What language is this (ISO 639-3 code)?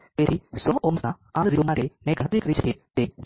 guj